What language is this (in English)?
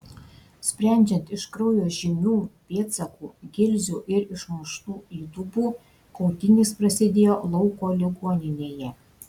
Lithuanian